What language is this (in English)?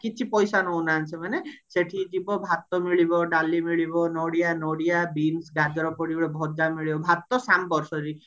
Odia